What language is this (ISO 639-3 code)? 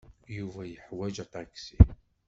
kab